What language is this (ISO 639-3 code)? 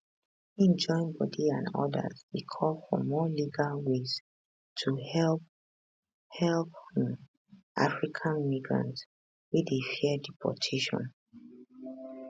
pcm